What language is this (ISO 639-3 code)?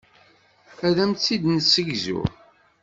kab